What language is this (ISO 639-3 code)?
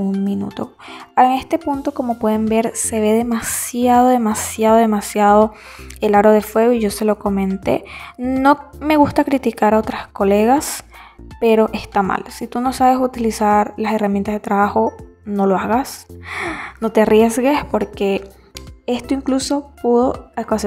spa